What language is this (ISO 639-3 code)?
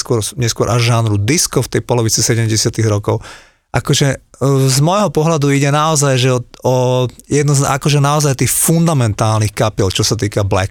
slk